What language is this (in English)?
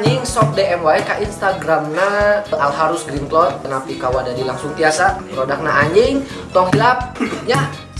Indonesian